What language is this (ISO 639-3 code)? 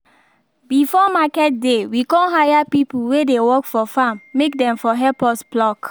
pcm